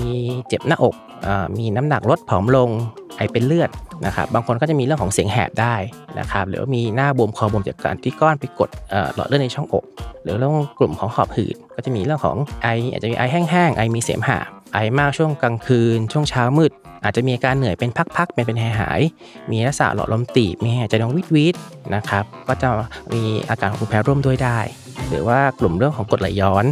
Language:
Thai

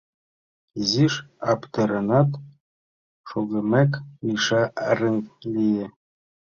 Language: Mari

